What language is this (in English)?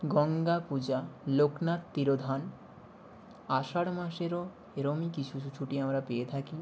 Bangla